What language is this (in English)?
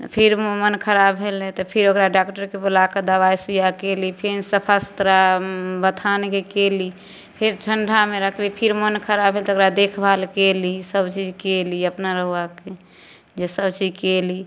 Maithili